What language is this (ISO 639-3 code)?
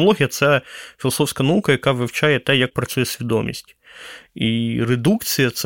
ukr